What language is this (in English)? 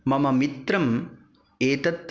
Sanskrit